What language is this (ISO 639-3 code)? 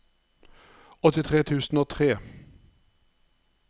nor